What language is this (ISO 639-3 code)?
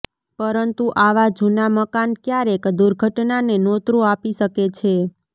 guj